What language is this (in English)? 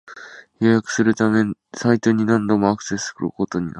Japanese